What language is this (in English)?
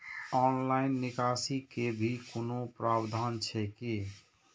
Maithili